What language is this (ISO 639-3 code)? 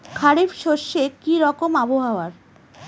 ben